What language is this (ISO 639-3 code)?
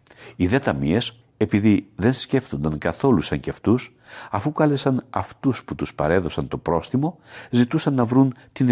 ell